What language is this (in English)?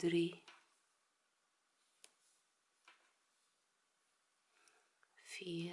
Dutch